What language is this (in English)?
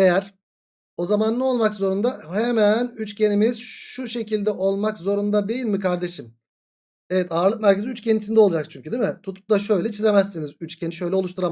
Turkish